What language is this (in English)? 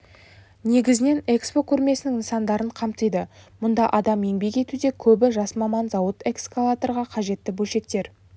Kazakh